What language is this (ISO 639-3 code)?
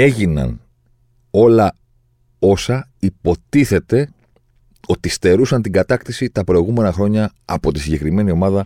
ell